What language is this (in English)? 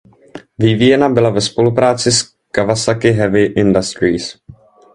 Czech